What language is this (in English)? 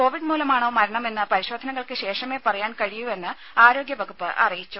Malayalam